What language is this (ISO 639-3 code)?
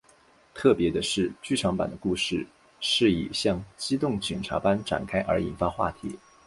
zho